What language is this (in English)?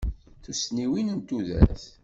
Kabyle